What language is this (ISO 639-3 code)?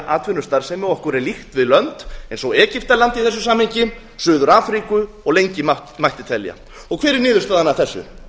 isl